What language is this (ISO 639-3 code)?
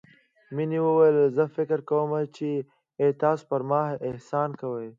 pus